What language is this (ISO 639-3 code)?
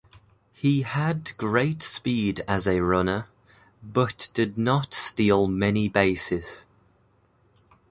eng